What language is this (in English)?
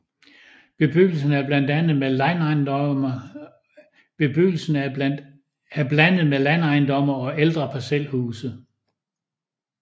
Danish